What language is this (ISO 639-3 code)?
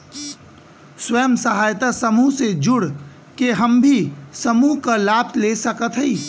bho